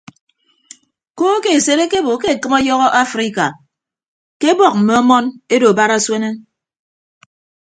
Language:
Ibibio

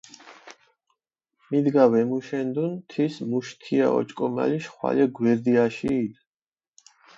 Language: Mingrelian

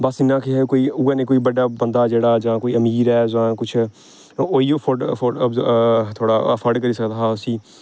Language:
Dogri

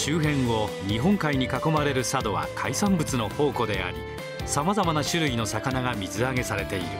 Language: Japanese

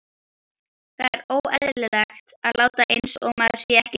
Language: Icelandic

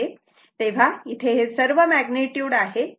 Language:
Marathi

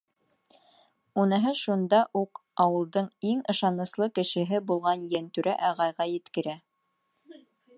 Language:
Bashkir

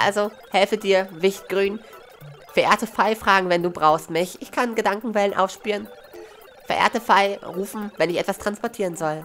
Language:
German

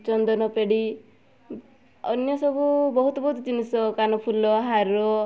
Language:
Odia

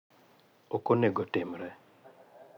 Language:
Luo (Kenya and Tanzania)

